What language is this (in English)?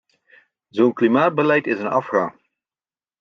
Dutch